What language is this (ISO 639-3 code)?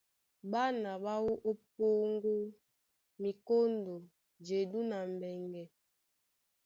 dua